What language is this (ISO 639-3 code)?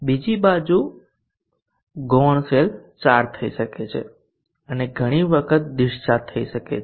guj